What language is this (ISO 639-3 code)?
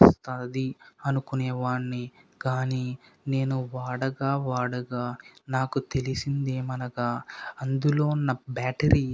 tel